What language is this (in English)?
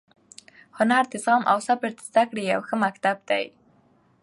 Pashto